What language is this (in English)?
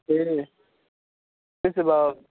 Nepali